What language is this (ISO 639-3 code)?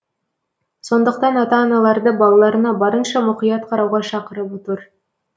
kaz